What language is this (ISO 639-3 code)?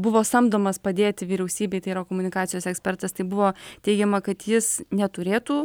lit